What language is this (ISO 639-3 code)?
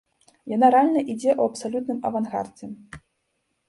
bel